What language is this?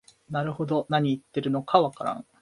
Japanese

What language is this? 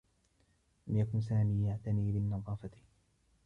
Arabic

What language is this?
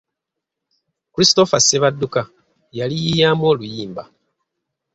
Ganda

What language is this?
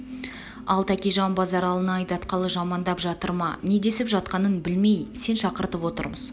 Kazakh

